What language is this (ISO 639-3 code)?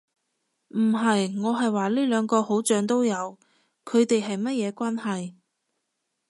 yue